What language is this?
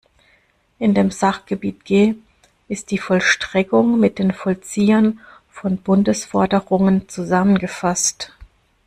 German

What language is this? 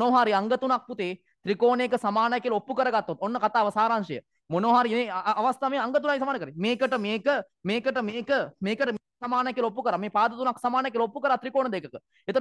Indonesian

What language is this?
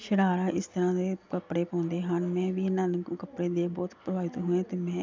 Punjabi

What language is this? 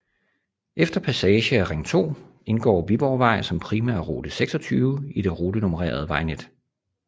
Danish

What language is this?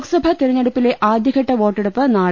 Malayalam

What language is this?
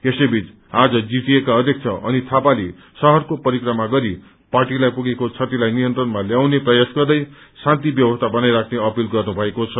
Nepali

